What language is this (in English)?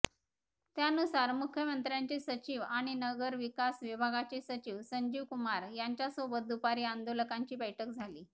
Marathi